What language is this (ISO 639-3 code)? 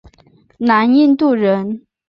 zho